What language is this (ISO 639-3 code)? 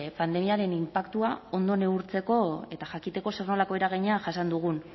eus